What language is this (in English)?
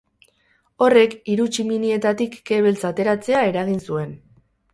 Basque